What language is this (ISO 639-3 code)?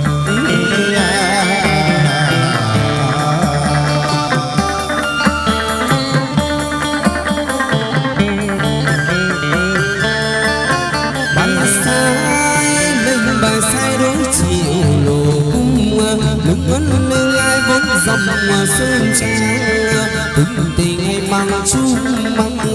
tha